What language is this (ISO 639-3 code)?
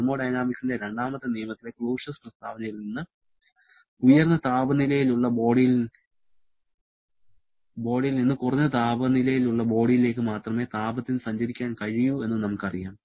mal